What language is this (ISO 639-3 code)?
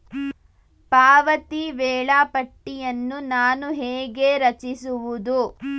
kan